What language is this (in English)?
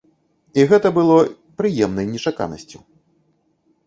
Belarusian